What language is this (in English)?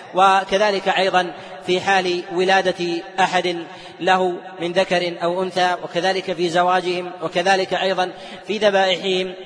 Arabic